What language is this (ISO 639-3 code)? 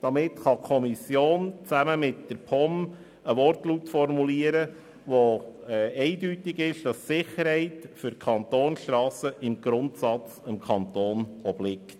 gsw